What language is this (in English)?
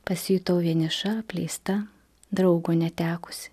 Lithuanian